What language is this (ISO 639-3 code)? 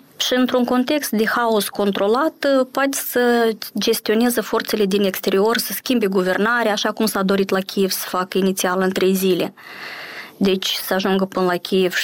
ron